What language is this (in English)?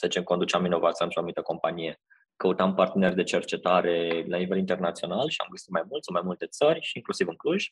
Romanian